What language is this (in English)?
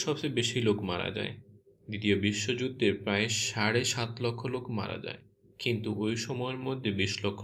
Bangla